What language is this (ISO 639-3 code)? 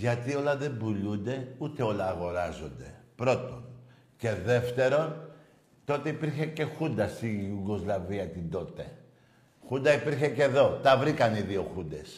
ell